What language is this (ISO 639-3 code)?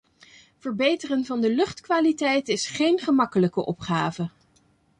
nld